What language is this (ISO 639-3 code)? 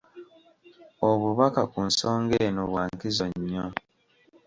lug